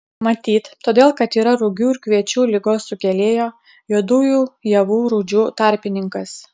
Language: Lithuanian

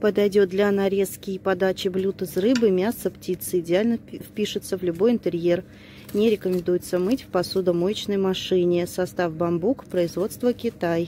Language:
Russian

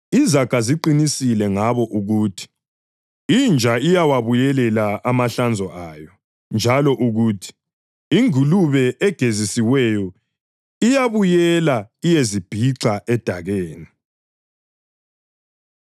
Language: North Ndebele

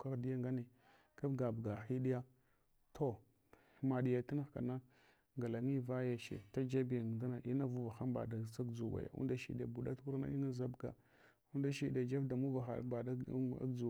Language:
Hwana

